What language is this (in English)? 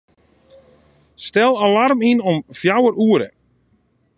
Western Frisian